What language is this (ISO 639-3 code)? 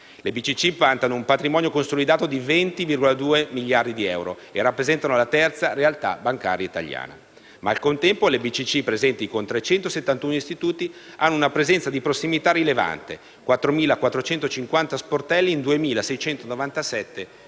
ita